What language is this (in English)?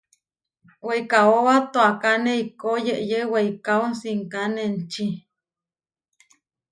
Huarijio